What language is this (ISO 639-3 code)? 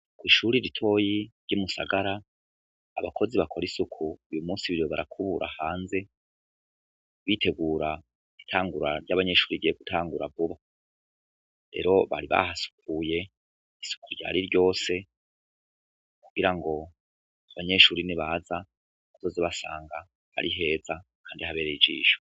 run